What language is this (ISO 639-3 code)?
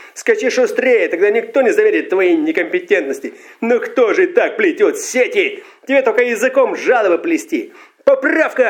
rus